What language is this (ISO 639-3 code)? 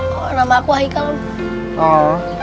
ind